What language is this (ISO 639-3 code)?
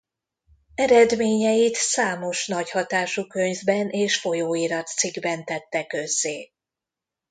hun